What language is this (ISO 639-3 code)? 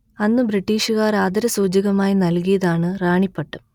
mal